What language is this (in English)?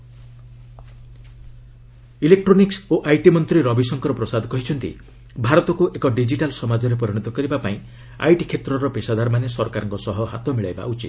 Odia